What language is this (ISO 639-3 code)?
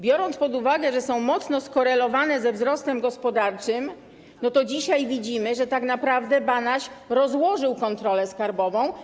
pol